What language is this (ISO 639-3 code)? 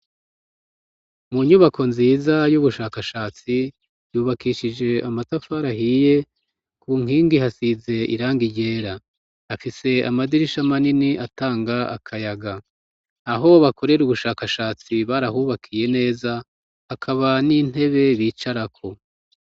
run